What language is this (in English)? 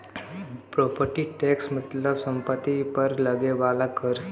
Bhojpuri